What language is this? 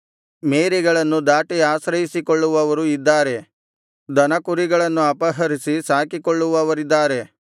Kannada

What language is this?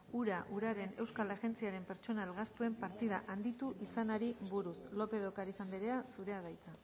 Basque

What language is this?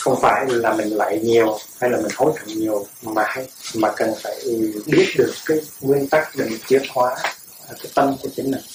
Vietnamese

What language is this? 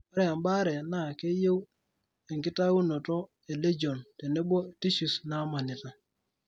Masai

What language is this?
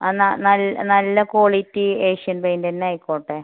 Malayalam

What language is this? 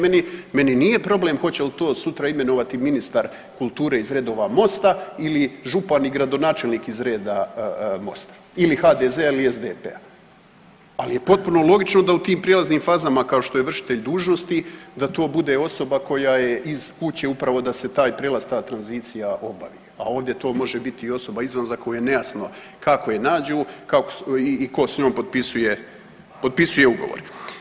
Croatian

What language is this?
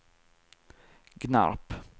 Swedish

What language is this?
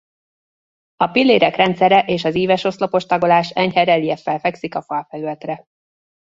Hungarian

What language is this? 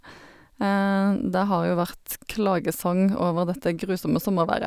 Norwegian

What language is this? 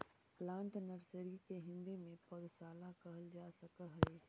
Magahi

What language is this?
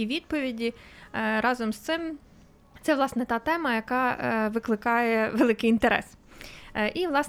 Ukrainian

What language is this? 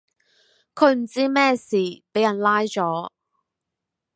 Cantonese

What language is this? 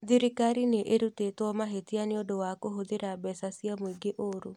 Kikuyu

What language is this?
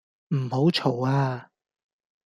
Cantonese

